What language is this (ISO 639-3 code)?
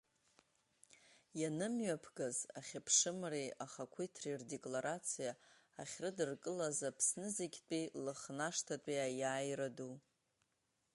abk